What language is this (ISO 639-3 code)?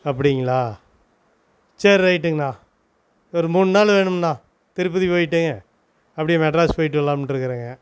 tam